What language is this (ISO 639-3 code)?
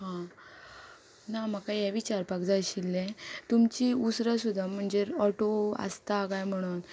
kok